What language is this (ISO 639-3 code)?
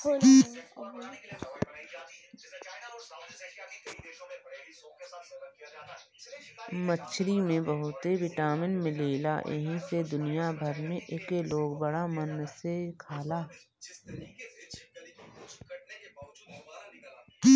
bho